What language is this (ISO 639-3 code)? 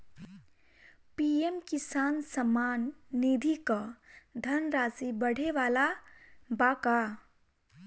bho